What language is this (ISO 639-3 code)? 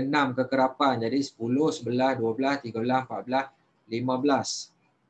msa